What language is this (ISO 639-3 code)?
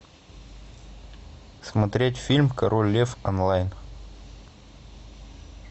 rus